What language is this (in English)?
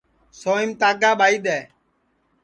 Sansi